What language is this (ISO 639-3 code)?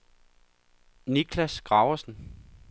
dan